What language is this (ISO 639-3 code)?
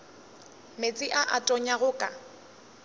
nso